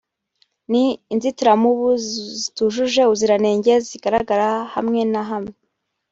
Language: Kinyarwanda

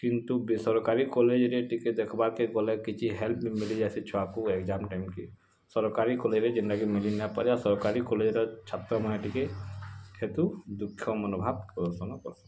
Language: Odia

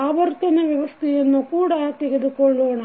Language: Kannada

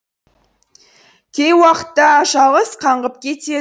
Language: Kazakh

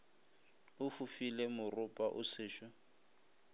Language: Northern Sotho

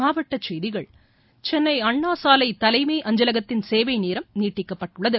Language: Tamil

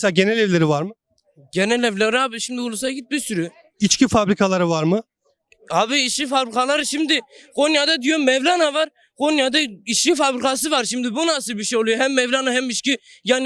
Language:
Turkish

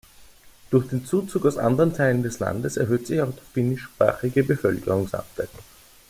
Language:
German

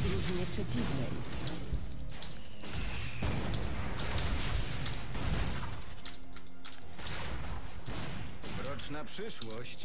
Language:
Polish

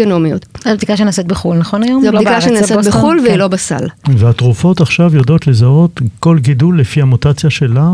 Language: Hebrew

